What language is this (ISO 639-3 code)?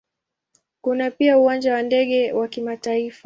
swa